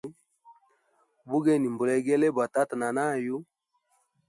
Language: Hemba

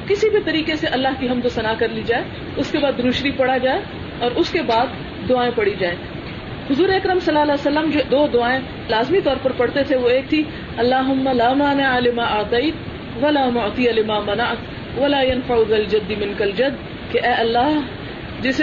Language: Urdu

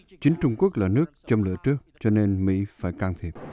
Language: Vietnamese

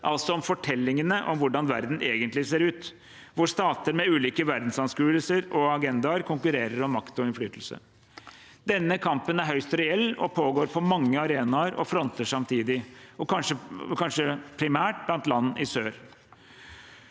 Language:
Norwegian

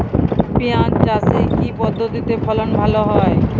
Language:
Bangla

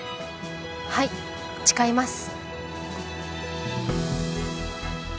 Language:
Japanese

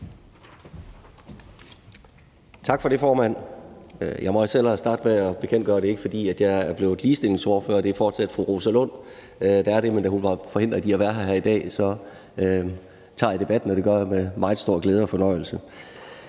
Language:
Danish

